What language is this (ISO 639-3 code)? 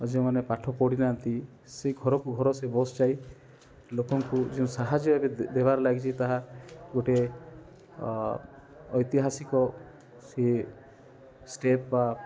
ori